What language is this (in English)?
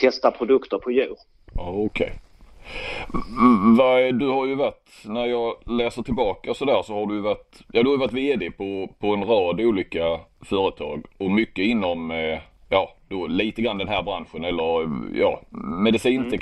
Swedish